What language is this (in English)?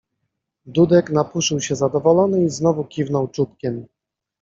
Polish